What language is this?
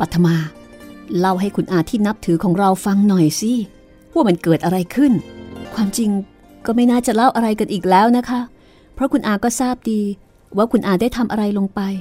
Thai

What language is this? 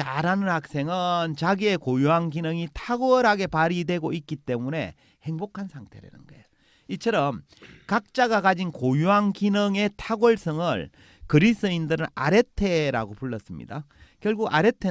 Korean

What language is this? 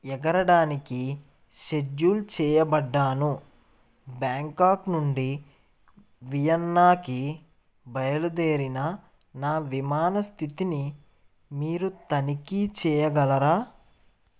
Telugu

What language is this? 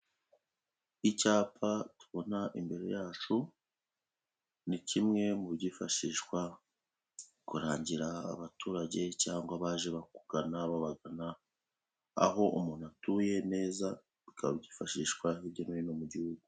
Kinyarwanda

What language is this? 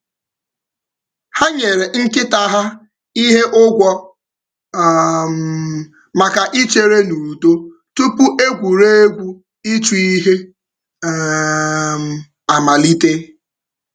Igbo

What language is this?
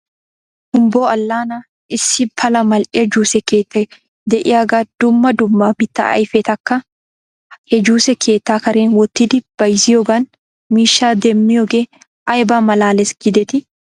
Wolaytta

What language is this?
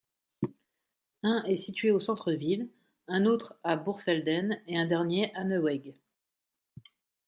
French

